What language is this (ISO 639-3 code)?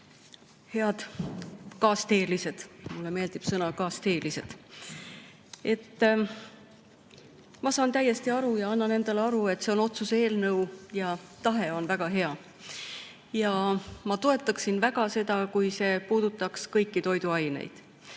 est